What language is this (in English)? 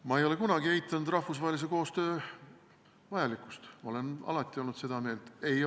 Estonian